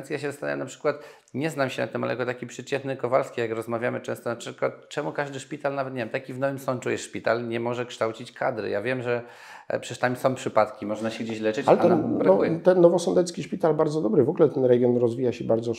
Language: Polish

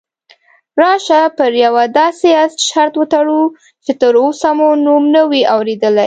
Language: Pashto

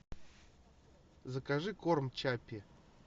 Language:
Russian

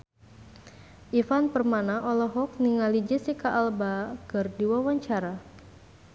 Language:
Sundanese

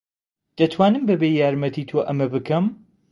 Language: Central Kurdish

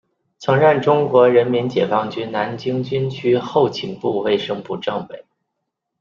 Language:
Chinese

